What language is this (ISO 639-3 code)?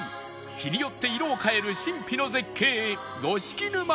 jpn